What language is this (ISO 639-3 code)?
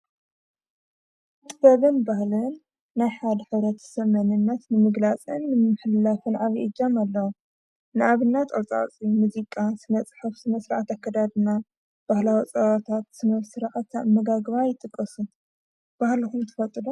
tir